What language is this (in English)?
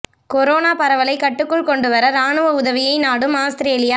Tamil